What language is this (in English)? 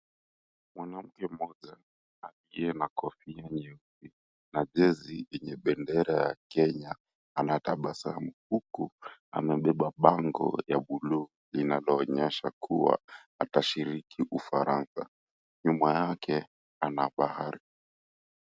Swahili